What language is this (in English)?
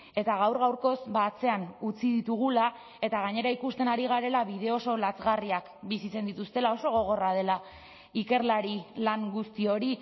Basque